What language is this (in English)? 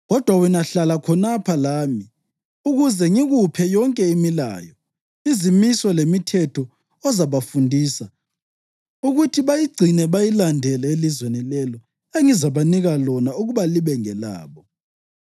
North Ndebele